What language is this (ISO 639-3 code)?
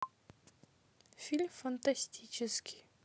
rus